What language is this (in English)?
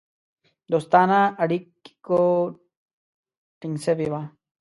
Pashto